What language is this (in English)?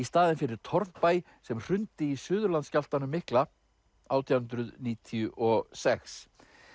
Icelandic